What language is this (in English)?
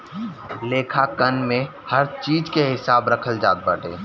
Bhojpuri